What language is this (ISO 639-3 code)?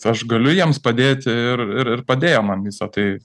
lit